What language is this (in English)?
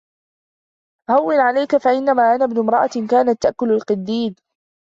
Arabic